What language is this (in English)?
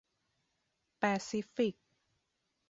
Thai